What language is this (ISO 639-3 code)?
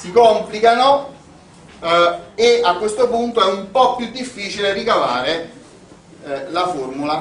ita